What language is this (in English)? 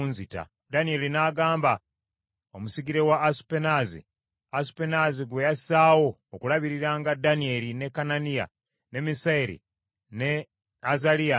Ganda